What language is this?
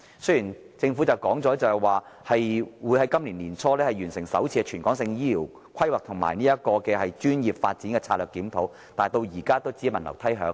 Cantonese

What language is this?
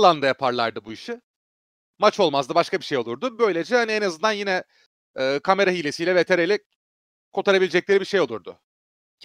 Turkish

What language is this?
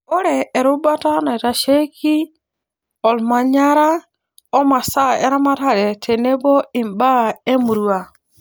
Masai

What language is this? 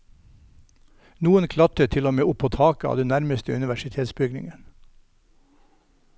Norwegian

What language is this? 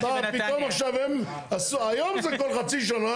Hebrew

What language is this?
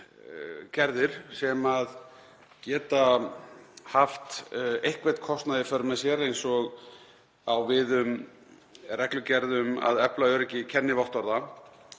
Icelandic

